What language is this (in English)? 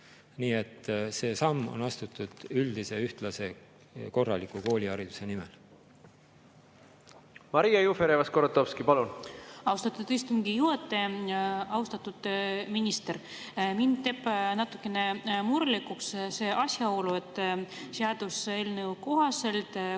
Estonian